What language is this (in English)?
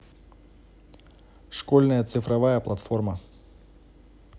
Russian